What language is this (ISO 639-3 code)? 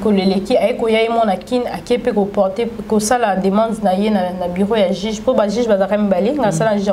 fra